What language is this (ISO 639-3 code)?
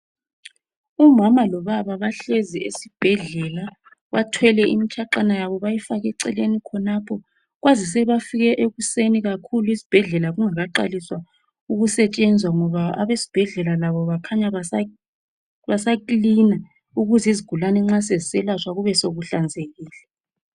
nde